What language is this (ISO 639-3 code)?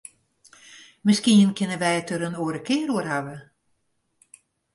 fry